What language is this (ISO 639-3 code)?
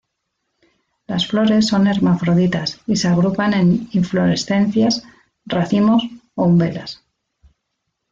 spa